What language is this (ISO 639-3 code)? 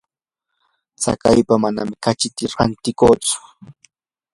qur